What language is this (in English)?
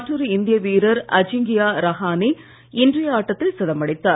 Tamil